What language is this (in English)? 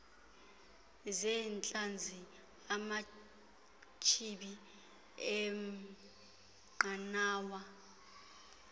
Xhosa